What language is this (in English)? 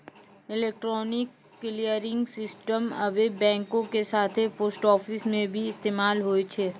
Maithili